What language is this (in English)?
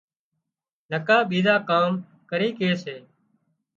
Wadiyara Koli